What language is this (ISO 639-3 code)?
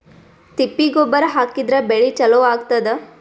kan